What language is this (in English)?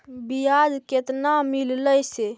Magahi